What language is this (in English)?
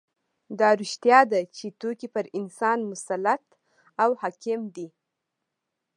Pashto